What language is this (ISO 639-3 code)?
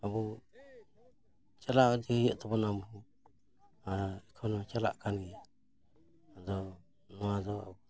sat